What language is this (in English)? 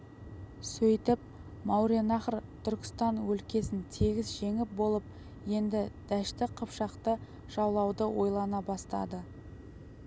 Kazakh